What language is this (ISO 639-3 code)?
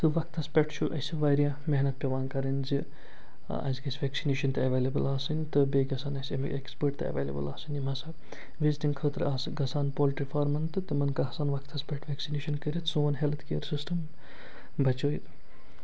kas